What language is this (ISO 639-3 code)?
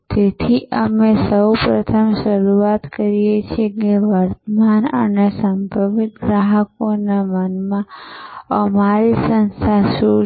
guj